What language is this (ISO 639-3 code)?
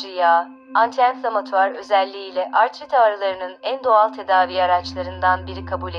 tur